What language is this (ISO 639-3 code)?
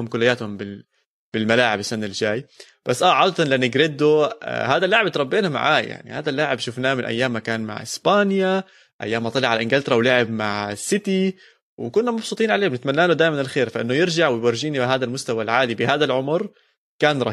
ara